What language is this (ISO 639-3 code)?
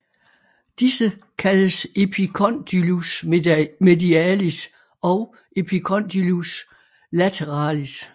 dan